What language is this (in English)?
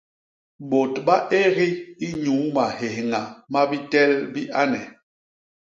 Basaa